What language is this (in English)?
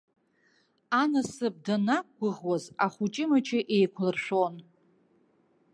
Abkhazian